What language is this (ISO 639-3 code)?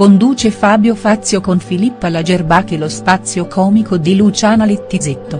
ita